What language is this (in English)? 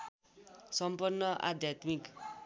Nepali